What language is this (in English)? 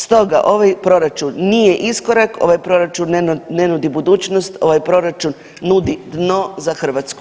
Croatian